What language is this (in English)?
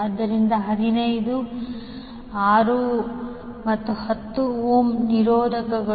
Kannada